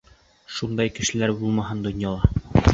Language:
Bashkir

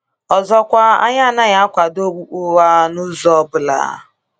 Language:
Igbo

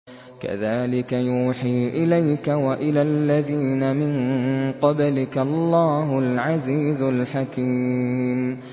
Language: Arabic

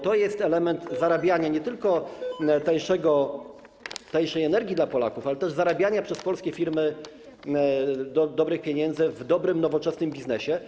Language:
Polish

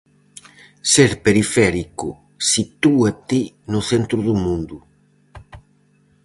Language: Galician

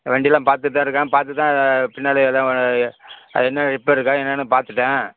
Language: Tamil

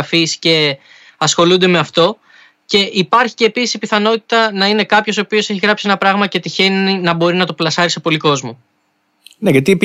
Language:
Greek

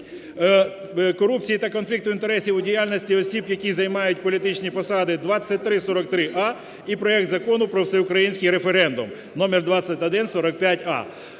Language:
Ukrainian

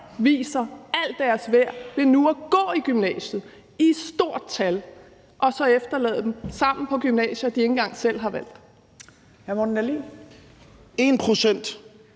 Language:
Danish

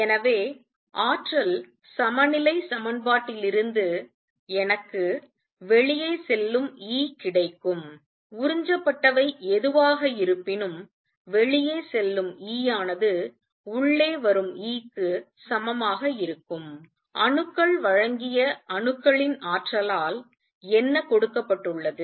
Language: Tamil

